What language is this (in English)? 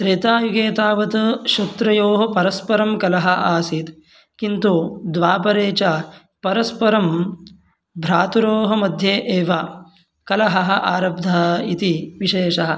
Sanskrit